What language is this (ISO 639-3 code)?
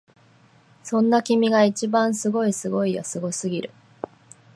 jpn